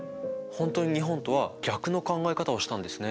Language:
Japanese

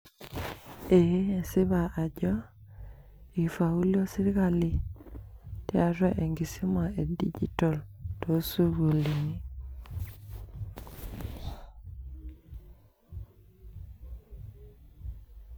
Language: Masai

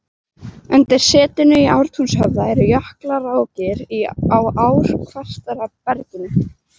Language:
Icelandic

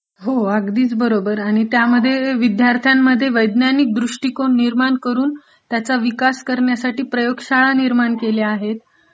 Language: Marathi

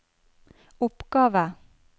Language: Norwegian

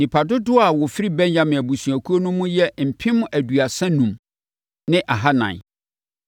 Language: Akan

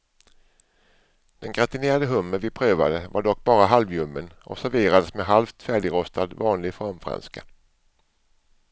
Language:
Swedish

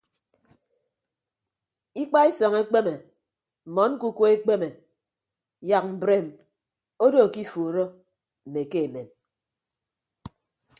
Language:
Ibibio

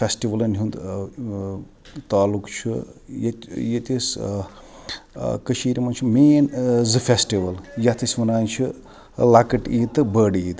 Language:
Kashmiri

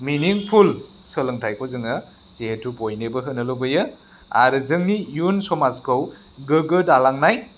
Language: Bodo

